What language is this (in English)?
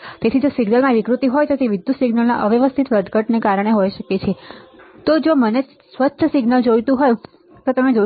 Gujarati